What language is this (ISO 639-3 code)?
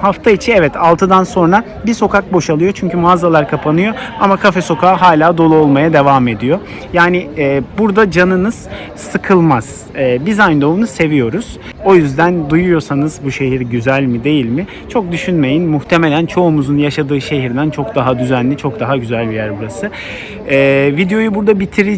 tur